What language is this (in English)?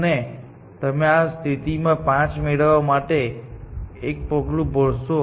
Gujarati